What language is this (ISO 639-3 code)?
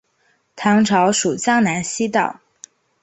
zho